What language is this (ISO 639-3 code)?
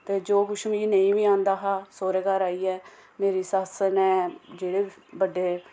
doi